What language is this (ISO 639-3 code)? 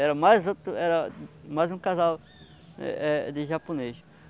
por